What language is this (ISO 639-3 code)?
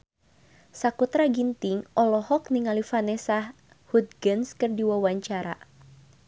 sun